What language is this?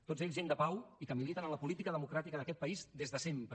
Catalan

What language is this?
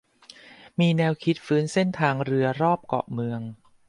Thai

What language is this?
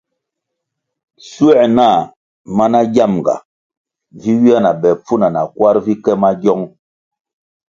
Kwasio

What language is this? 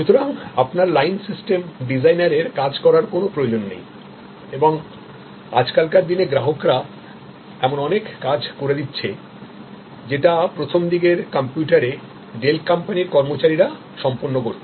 Bangla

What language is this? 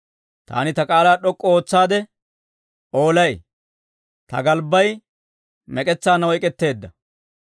Dawro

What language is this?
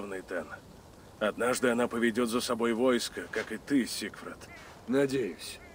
Russian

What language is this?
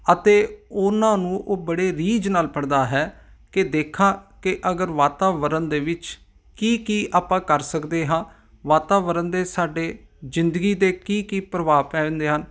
Punjabi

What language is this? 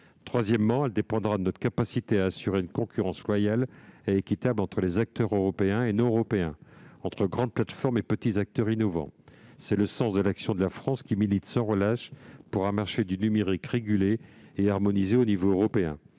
French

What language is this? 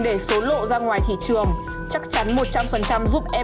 Vietnamese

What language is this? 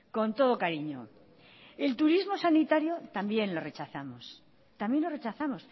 Spanish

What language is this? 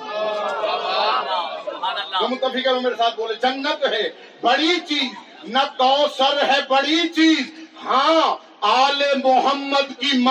Urdu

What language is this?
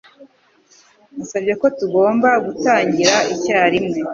Kinyarwanda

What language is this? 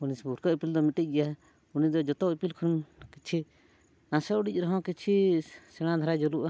Santali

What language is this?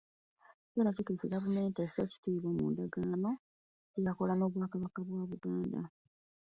Ganda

